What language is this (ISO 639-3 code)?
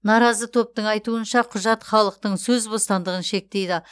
kaz